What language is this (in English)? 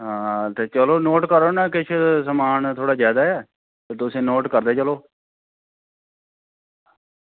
Dogri